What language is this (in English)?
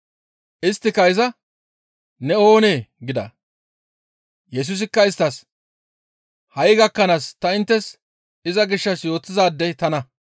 Gamo